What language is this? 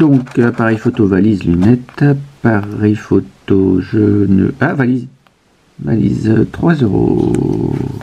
French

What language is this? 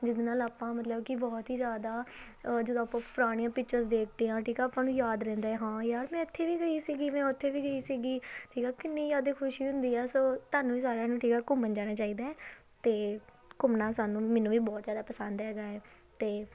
Punjabi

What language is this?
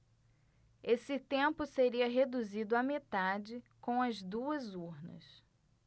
Portuguese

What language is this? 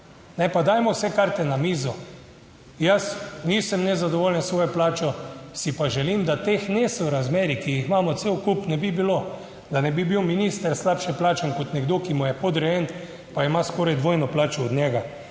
Slovenian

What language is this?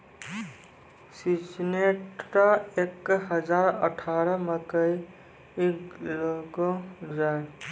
Maithili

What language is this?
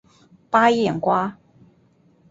Chinese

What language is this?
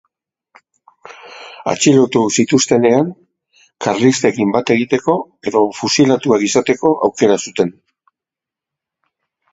Basque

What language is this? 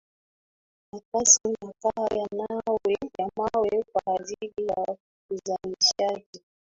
Swahili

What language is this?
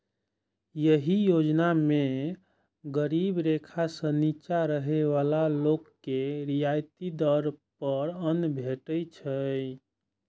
Maithili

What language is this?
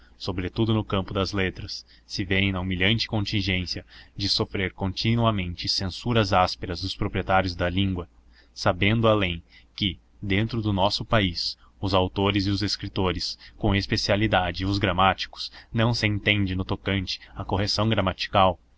Portuguese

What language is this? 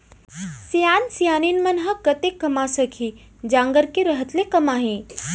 Chhattisgarhi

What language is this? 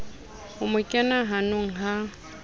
Southern Sotho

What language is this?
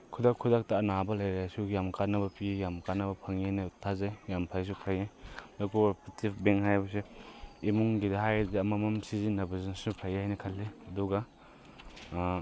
Manipuri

